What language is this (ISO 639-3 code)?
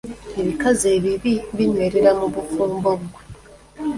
lug